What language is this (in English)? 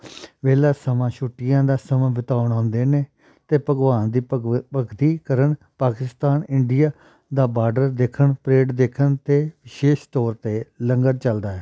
Punjabi